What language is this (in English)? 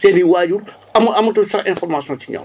Wolof